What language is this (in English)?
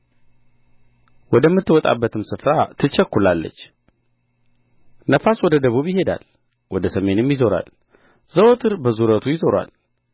Amharic